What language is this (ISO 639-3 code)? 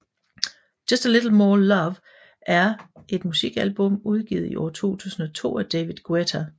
dan